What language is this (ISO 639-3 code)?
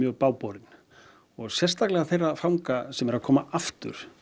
isl